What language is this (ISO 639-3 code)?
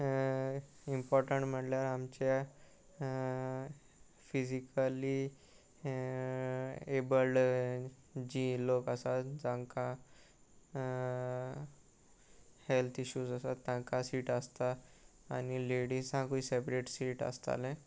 kok